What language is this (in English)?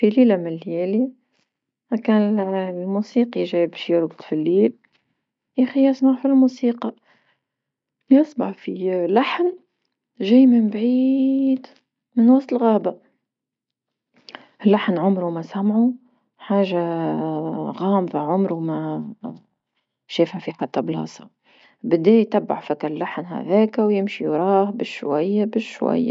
Tunisian Arabic